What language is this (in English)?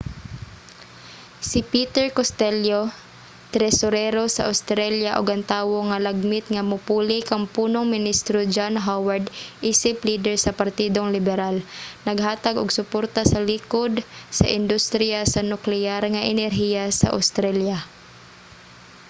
Cebuano